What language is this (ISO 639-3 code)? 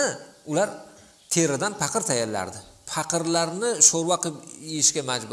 tur